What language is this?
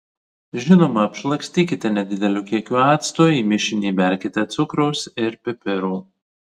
Lithuanian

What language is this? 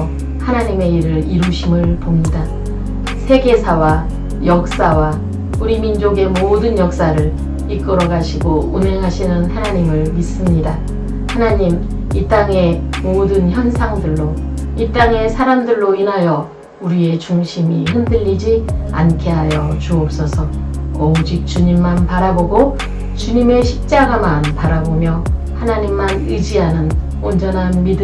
Korean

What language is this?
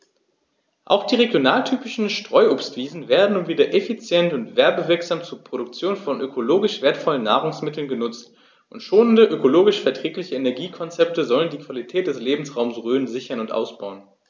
German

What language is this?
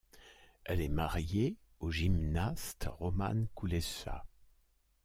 French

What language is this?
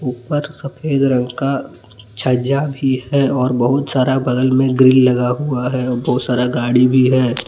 Hindi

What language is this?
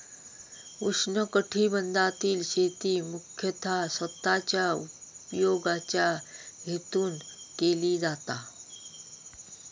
Marathi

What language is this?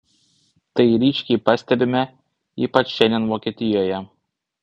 Lithuanian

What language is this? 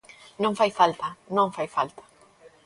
Galician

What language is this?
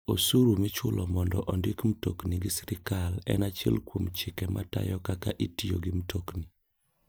Luo (Kenya and Tanzania)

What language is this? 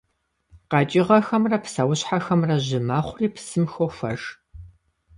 Kabardian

